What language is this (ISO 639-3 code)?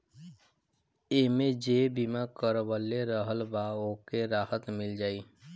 bho